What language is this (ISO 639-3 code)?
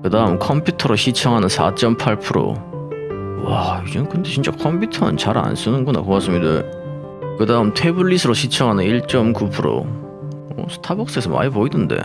kor